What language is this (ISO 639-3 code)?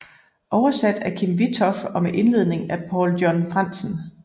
dan